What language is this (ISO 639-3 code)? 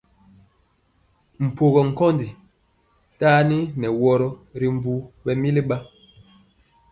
mcx